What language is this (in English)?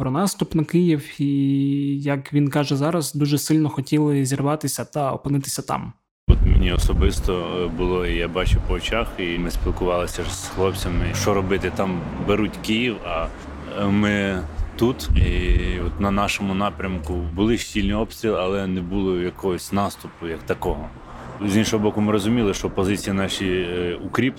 Ukrainian